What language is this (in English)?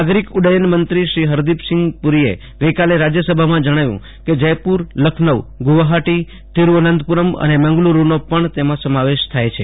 Gujarati